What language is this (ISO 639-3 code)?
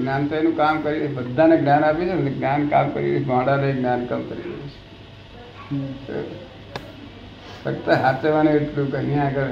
guj